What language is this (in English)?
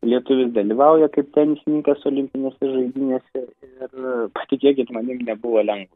Lithuanian